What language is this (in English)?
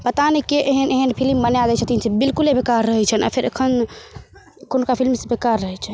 Maithili